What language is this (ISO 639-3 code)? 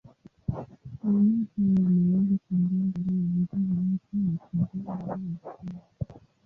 swa